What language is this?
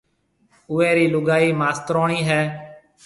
Marwari (Pakistan)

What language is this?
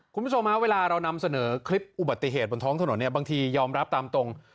Thai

